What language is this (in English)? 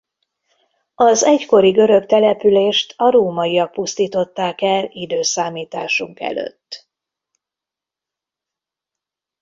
Hungarian